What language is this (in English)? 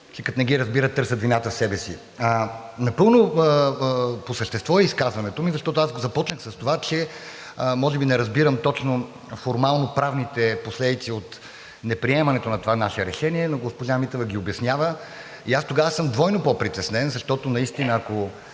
Bulgarian